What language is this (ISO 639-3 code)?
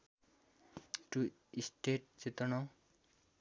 nep